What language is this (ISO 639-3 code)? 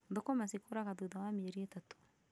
kik